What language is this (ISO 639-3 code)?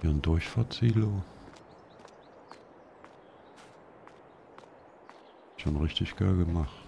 deu